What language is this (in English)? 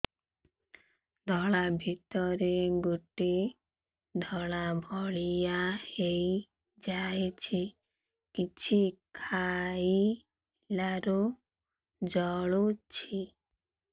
Odia